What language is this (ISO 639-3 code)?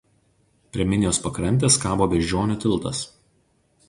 lit